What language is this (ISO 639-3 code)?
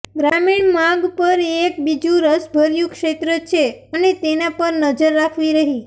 guj